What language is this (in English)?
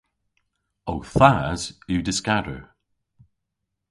Cornish